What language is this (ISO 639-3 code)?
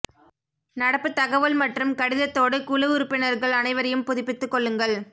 tam